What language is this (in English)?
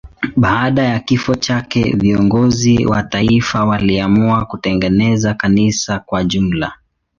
Swahili